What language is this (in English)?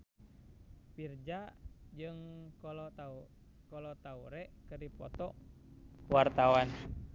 Sundanese